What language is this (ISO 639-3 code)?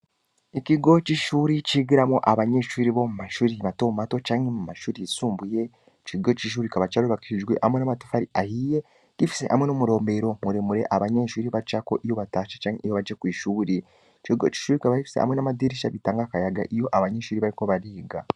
run